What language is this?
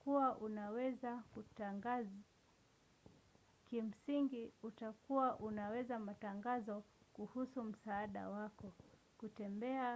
Swahili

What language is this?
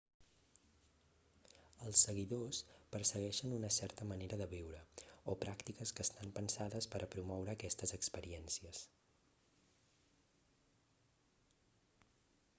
Catalan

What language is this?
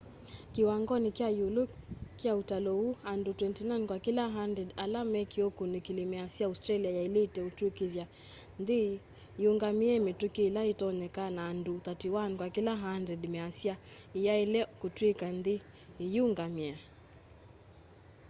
Kamba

